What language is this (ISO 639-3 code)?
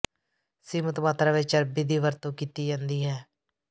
pan